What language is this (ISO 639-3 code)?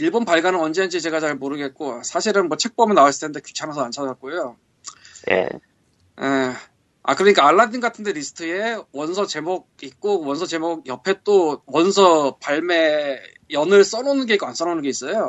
kor